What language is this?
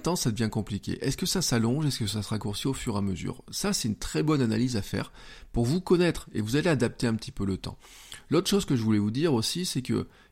French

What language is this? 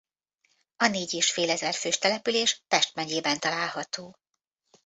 Hungarian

